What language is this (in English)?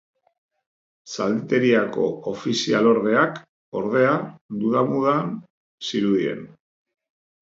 Basque